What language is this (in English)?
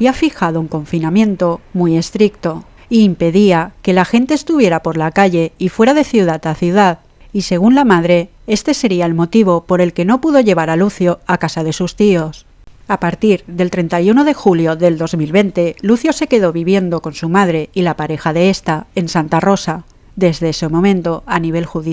Spanish